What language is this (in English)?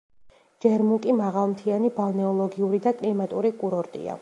Georgian